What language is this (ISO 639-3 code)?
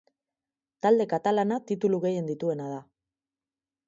eus